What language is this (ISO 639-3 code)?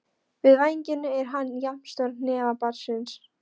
isl